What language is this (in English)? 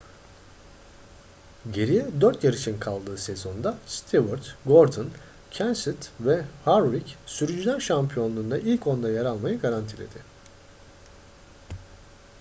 Turkish